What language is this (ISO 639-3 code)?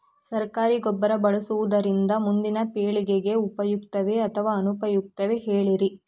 kan